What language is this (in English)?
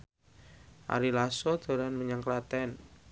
Javanese